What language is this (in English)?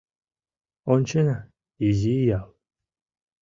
Mari